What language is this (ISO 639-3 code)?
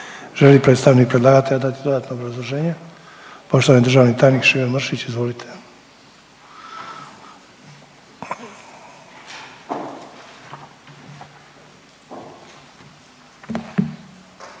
hrv